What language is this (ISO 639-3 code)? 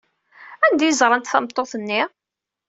kab